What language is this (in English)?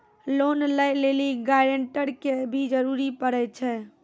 Maithili